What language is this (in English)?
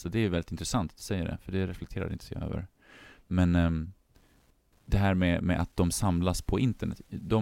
Swedish